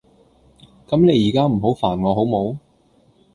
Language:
Cantonese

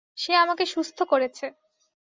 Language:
Bangla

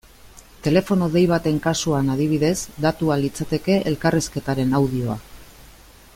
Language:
Basque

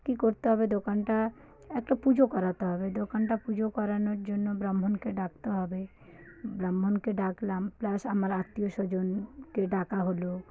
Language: Bangla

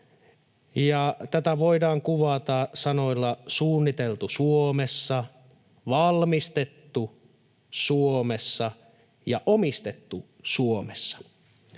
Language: Finnish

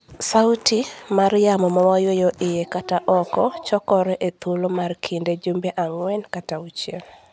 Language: Luo (Kenya and Tanzania)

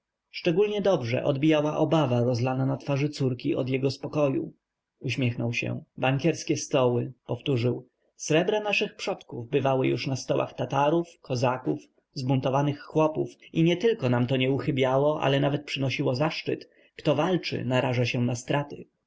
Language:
Polish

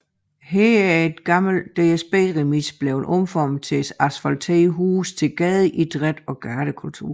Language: Danish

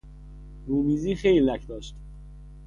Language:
Persian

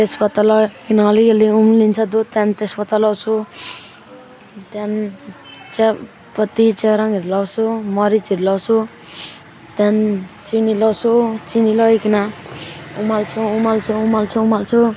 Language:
Nepali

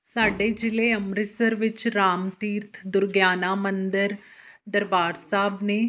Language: Punjabi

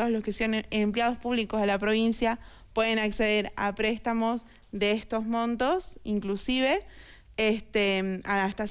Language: Spanish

